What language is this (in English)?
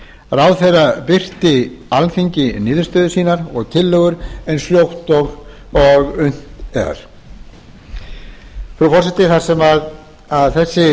Icelandic